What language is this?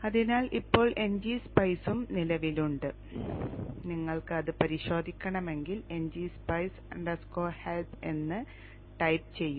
Malayalam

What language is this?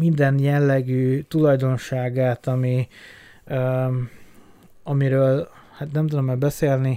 Hungarian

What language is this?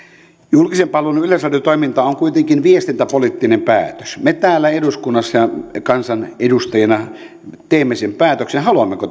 Finnish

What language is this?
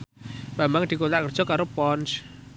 Javanese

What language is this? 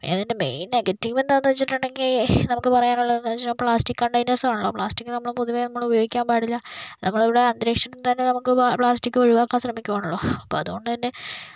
Malayalam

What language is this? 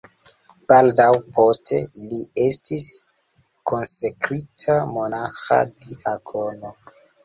Esperanto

